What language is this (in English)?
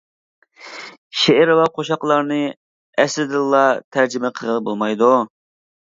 Uyghur